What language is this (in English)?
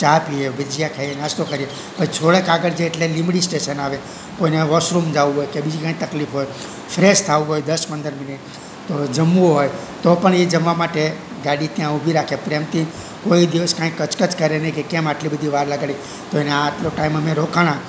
Gujarati